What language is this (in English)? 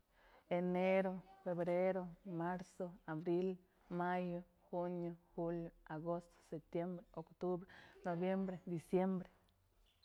Mazatlán Mixe